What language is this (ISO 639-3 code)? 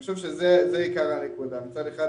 heb